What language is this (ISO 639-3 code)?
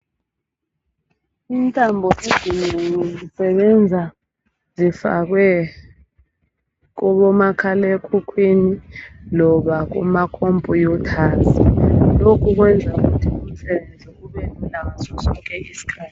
nde